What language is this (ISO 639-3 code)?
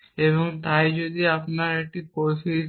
ben